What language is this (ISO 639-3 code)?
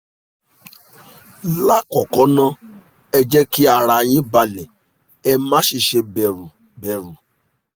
yor